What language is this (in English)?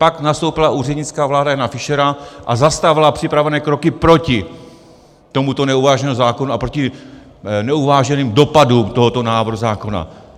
Czech